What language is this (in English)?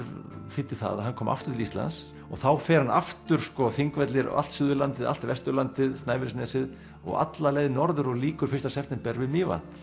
Icelandic